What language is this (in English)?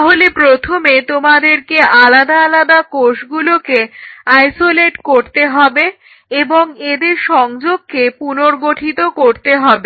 Bangla